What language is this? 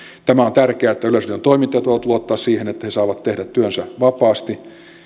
Finnish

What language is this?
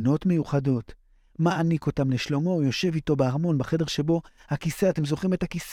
Hebrew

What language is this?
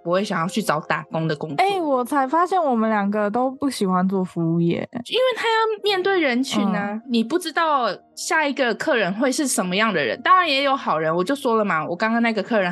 Chinese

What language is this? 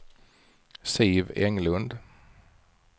Swedish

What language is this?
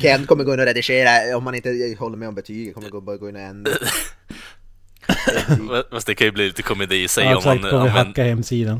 Swedish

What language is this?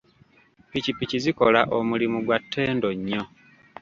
Ganda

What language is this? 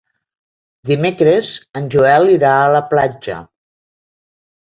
Catalan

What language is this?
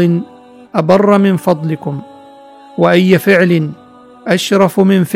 Arabic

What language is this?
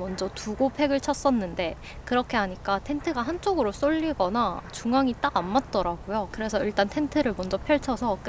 Korean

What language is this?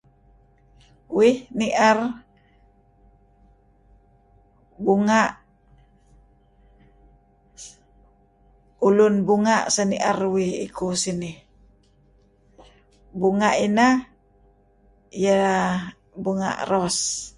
Kelabit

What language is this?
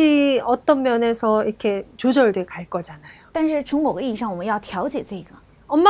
Korean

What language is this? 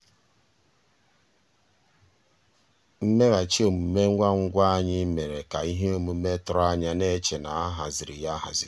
Igbo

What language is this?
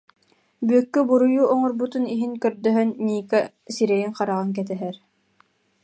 Yakut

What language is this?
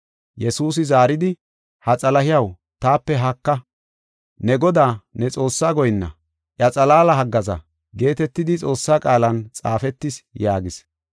Gofa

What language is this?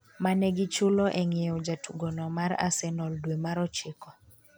Luo (Kenya and Tanzania)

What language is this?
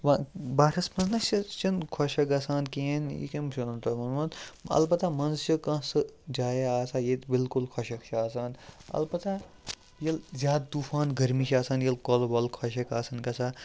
Kashmiri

